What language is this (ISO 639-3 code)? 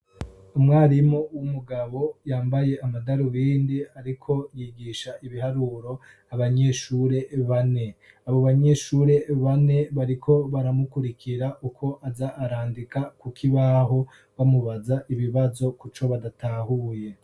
run